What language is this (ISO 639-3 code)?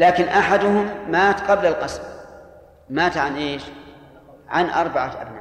ara